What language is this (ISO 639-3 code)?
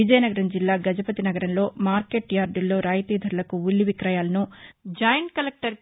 tel